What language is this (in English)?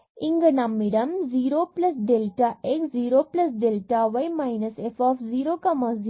Tamil